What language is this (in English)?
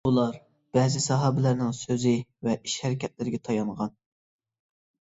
Uyghur